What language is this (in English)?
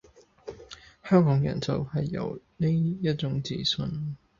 Cantonese